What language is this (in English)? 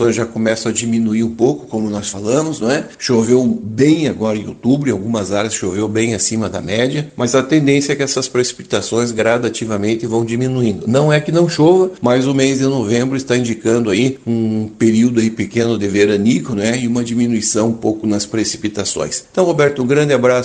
Portuguese